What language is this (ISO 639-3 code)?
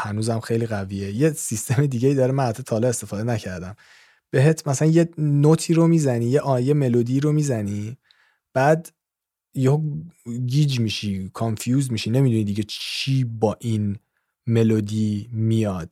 fas